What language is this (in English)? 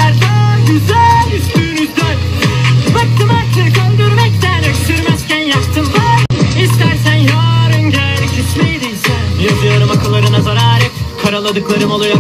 Turkish